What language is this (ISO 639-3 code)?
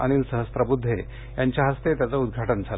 mar